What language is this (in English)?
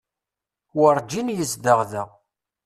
Kabyle